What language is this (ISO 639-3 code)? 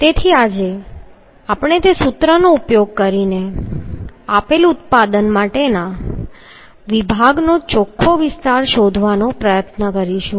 guj